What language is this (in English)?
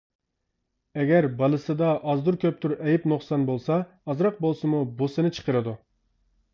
Uyghur